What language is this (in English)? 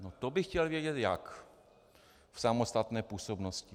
Czech